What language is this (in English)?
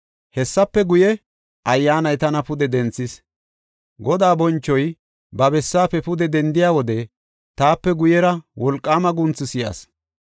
Gofa